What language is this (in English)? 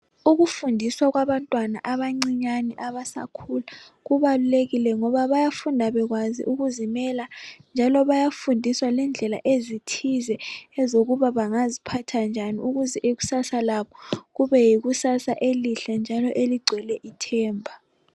North Ndebele